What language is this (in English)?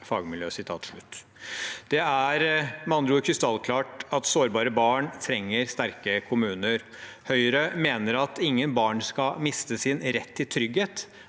Norwegian